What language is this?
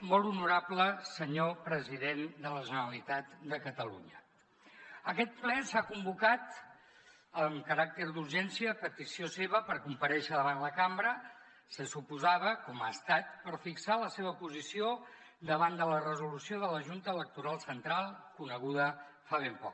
Catalan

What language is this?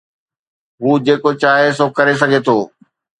Sindhi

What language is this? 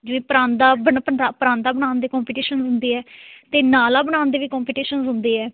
Punjabi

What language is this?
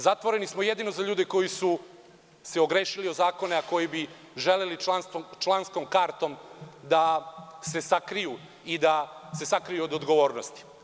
Serbian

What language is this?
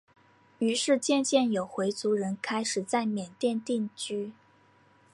Chinese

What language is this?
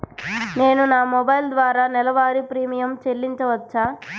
Telugu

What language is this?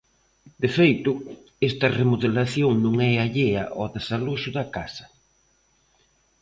Galician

